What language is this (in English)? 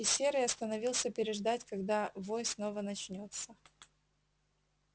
Russian